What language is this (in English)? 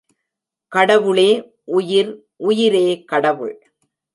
Tamil